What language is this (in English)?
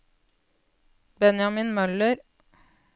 Norwegian